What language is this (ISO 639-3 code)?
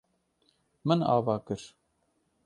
kur